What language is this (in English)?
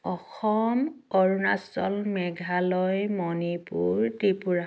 Assamese